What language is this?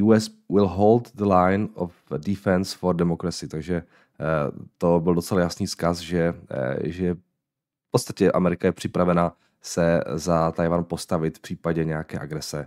Czech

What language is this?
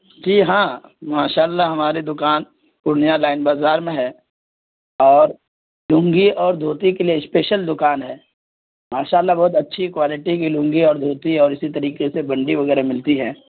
Urdu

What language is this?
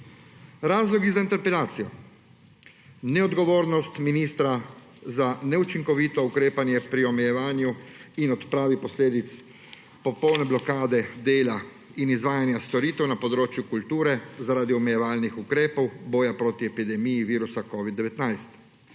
Slovenian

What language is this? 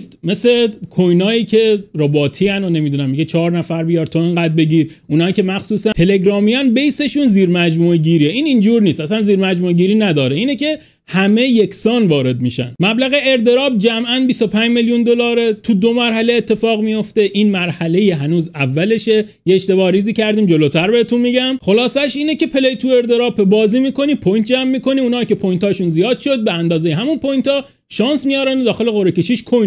Persian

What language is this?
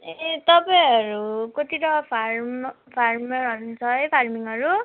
Nepali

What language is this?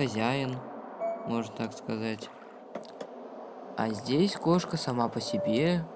Russian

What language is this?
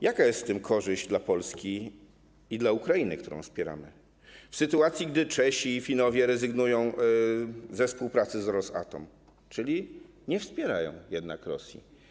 Polish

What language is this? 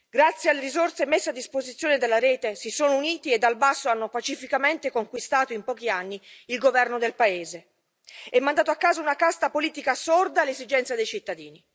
Italian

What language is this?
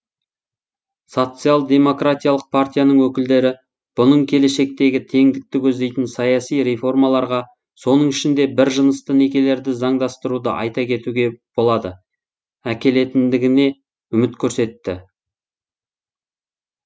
Kazakh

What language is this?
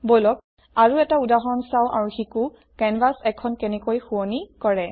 Assamese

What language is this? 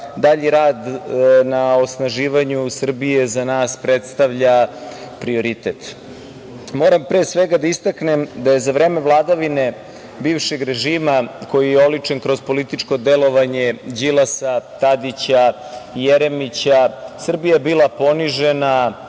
Serbian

